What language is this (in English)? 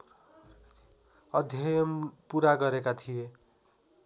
Nepali